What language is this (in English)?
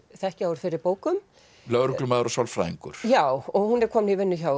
Icelandic